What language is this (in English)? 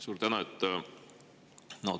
Estonian